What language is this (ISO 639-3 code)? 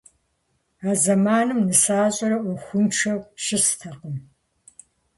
kbd